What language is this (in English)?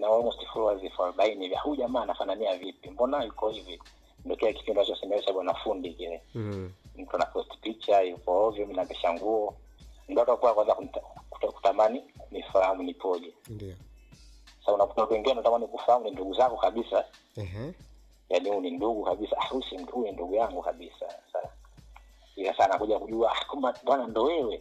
Swahili